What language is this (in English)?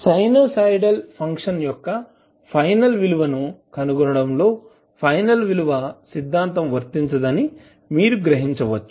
Telugu